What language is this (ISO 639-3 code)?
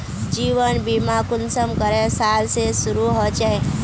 mag